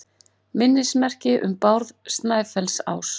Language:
Icelandic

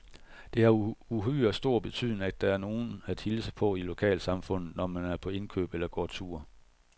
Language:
Danish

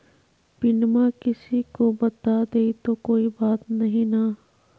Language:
Magahi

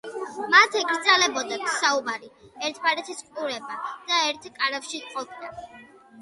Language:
Georgian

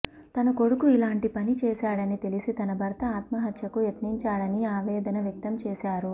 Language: Telugu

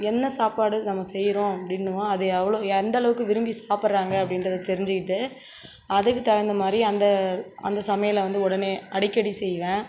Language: Tamil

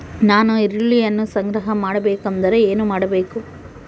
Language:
Kannada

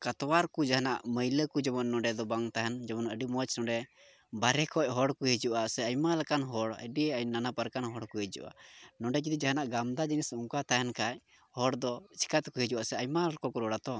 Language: Santali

